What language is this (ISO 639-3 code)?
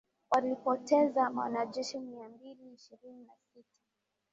swa